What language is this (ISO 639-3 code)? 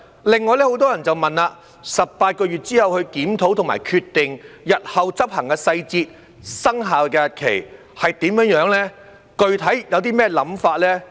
yue